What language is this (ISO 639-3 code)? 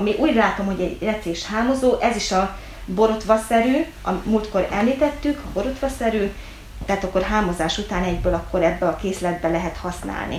hun